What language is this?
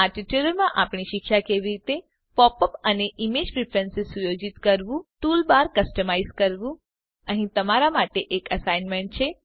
Gujarati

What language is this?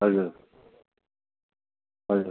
Nepali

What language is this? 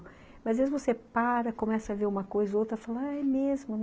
Portuguese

